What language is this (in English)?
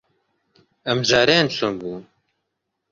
Central Kurdish